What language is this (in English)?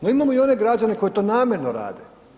Croatian